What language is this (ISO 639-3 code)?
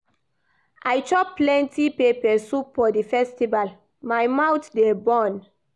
pcm